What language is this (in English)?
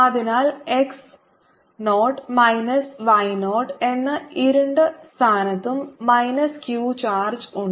Malayalam